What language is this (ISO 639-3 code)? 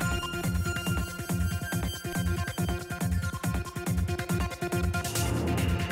hin